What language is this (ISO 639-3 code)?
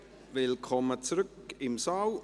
gsw